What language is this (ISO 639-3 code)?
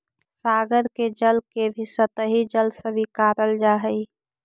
mag